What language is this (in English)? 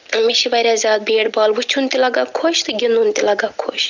Kashmiri